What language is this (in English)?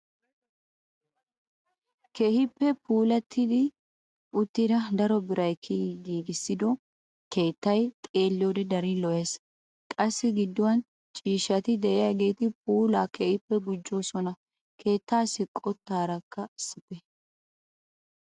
Wolaytta